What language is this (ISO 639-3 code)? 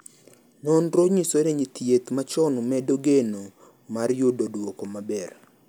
luo